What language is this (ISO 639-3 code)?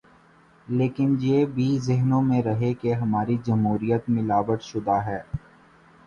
urd